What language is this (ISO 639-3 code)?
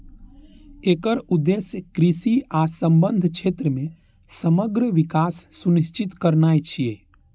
mai